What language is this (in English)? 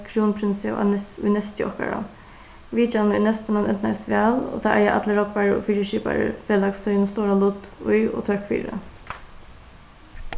Faroese